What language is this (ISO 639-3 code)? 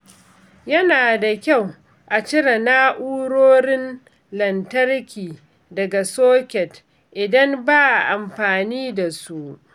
hau